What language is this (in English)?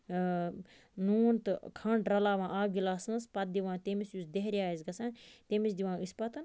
Kashmiri